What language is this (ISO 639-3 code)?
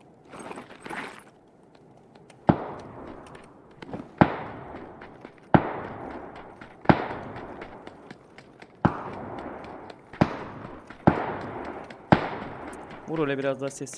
tur